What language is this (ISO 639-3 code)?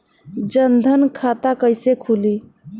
bho